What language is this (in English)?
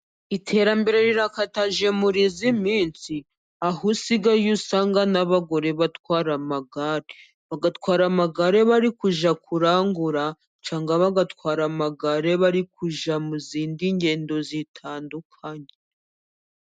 Kinyarwanda